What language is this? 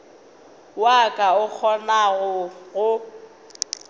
Northern Sotho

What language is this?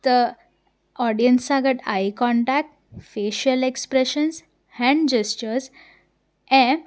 Sindhi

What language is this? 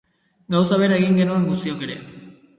Basque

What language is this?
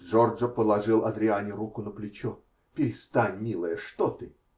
Russian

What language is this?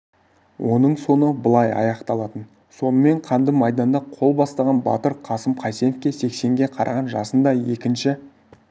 Kazakh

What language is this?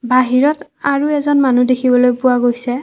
Assamese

